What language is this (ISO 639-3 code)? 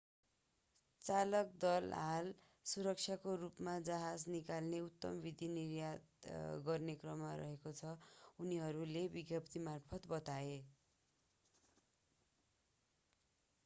nep